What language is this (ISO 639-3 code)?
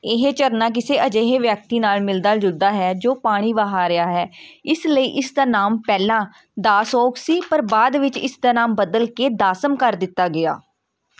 pan